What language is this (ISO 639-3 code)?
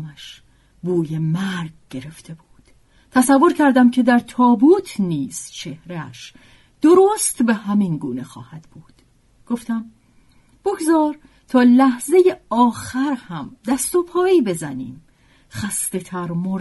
fas